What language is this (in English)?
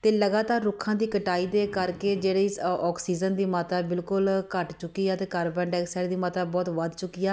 Punjabi